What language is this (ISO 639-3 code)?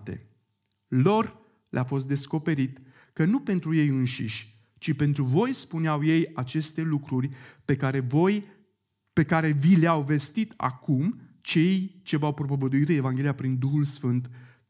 ron